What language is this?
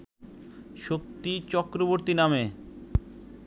Bangla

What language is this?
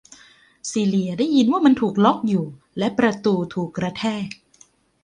Thai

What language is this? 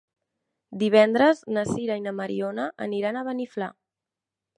Catalan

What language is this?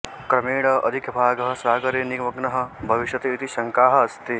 Sanskrit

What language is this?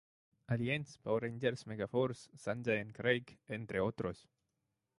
Spanish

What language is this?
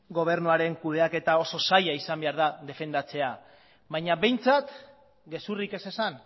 Basque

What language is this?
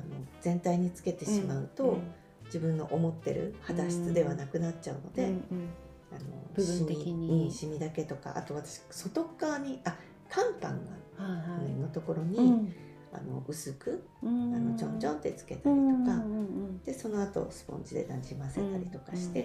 Japanese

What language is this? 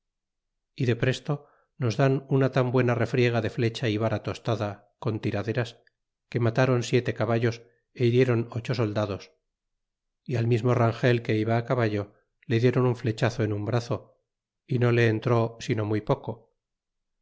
Spanish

